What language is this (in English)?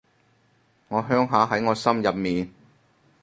Cantonese